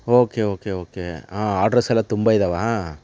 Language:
Kannada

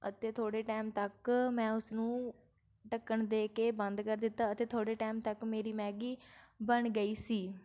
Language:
Punjabi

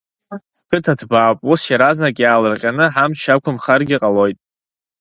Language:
Abkhazian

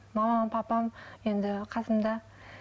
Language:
Kazakh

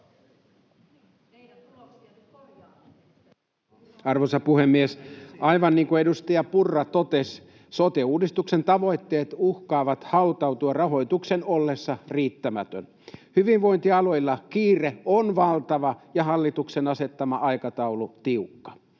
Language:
Finnish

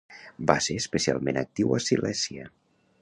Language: Catalan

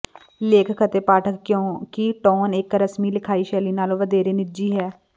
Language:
Punjabi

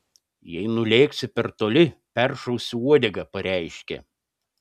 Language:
Lithuanian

